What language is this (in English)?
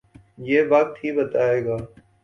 Urdu